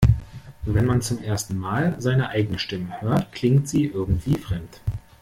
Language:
German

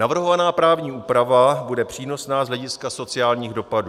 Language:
Czech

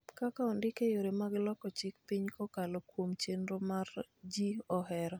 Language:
Luo (Kenya and Tanzania)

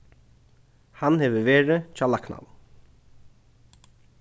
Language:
Faroese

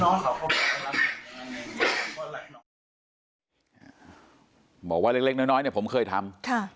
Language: Thai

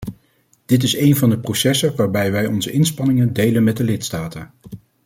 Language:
Dutch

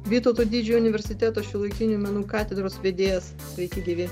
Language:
Lithuanian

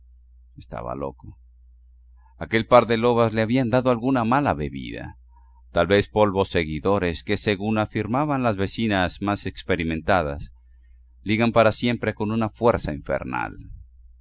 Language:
Spanish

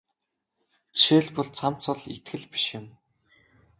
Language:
Mongolian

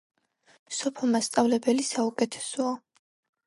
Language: Georgian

